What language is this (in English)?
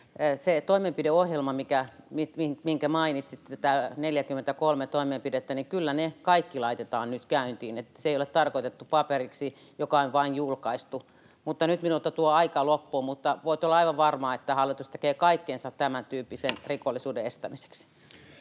Finnish